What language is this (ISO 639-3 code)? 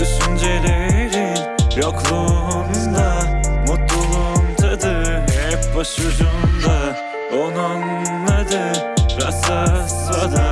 tur